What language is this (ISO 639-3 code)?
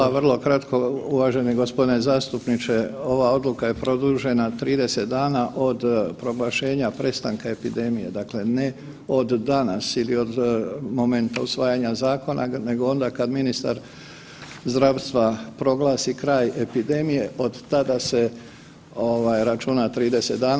hrv